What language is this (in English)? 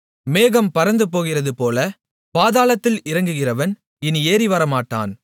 Tamil